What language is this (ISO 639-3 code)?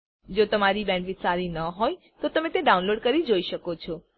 guj